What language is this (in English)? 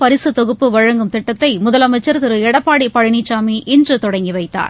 Tamil